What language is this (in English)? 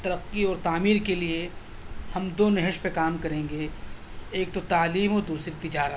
Urdu